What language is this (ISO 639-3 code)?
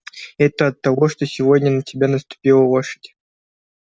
rus